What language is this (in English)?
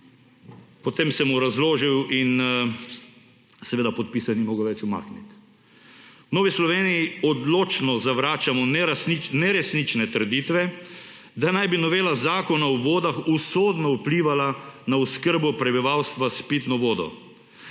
Slovenian